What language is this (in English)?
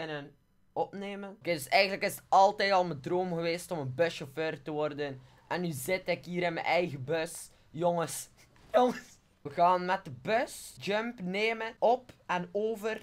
Dutch